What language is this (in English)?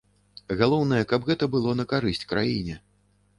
Belarusian